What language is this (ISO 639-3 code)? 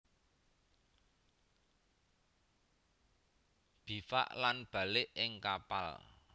jav